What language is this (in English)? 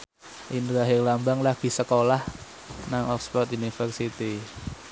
Javanese